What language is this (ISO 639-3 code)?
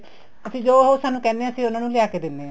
pan